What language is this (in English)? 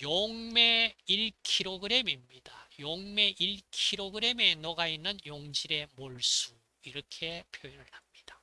Korean